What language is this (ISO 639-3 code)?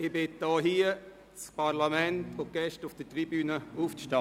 gsw